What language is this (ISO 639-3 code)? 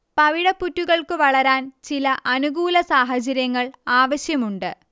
mal